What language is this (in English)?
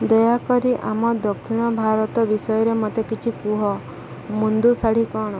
Odia